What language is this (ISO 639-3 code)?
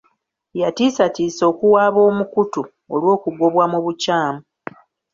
lug